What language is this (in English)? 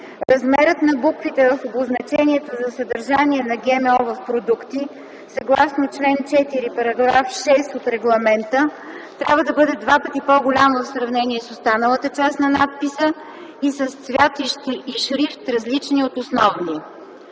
Bulgarian